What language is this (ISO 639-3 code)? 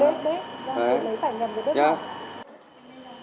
vie